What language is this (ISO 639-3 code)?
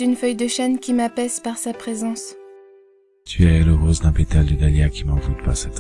fra